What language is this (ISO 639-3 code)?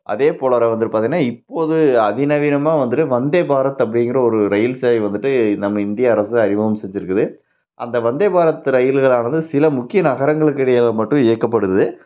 tam